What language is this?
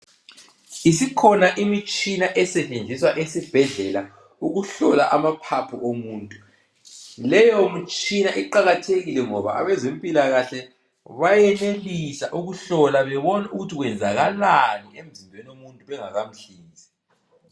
North Ndebele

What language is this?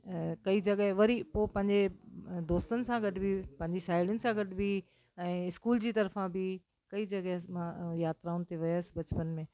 Sindhi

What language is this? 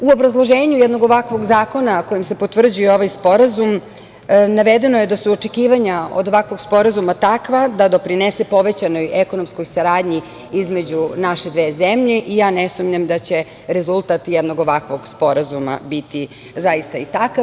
Serbian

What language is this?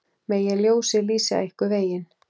Icelandic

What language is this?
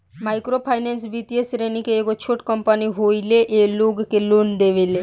Bhojpuri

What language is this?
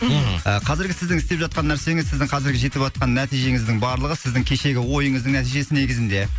Kazakh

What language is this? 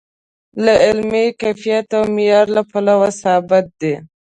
Pashto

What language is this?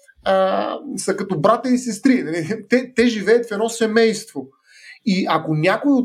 Bulgarian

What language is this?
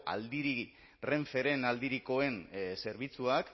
Basque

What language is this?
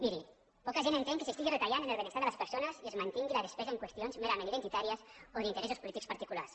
Catalan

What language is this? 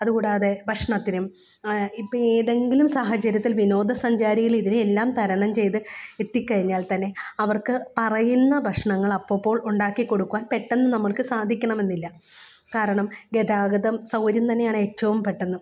Malayalam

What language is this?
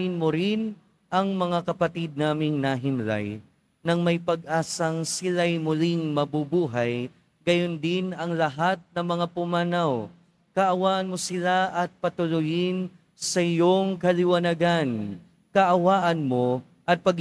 Filipino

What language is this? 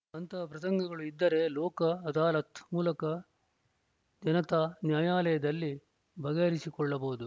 Kannada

